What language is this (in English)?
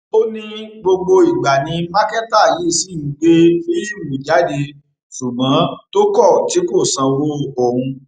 Yoruba